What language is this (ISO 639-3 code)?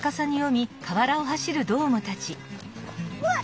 jpn